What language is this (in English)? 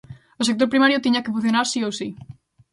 Galician